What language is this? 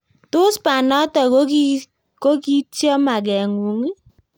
Kalenjin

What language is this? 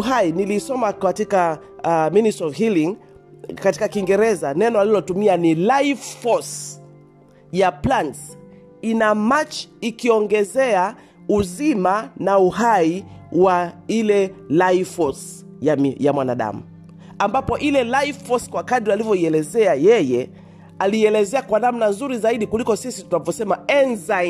Swahili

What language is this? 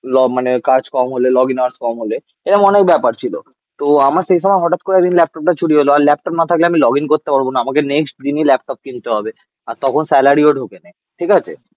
Bangla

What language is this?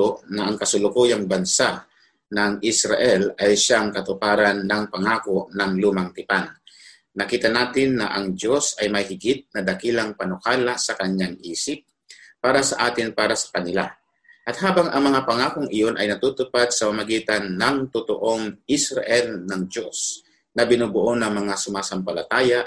Filipino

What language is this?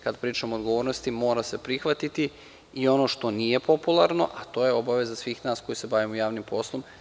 Serbian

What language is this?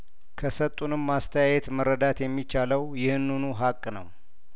Amharic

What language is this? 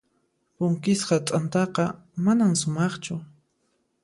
Puno Quechua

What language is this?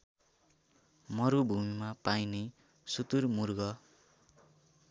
Nepali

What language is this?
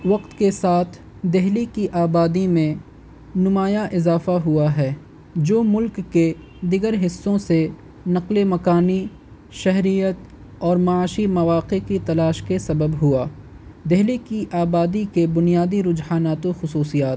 Urdu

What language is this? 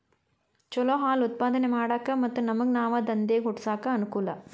Kannada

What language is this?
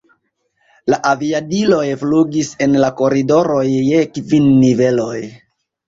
Esperanto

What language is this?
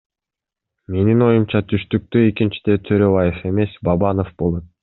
Kyrgyz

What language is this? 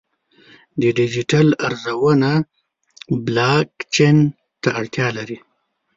Pashto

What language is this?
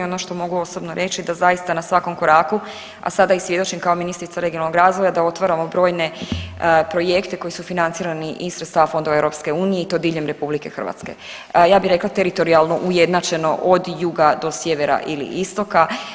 Croatian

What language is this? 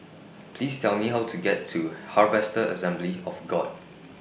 English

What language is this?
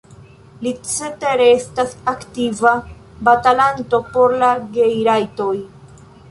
Esperanto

